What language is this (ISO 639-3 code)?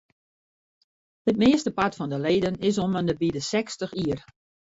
fry